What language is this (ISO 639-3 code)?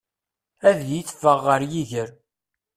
kab